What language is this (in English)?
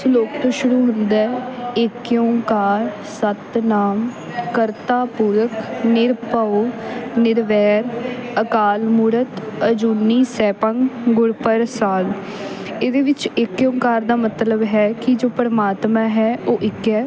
Punjabi